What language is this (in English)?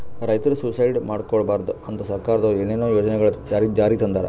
Kannada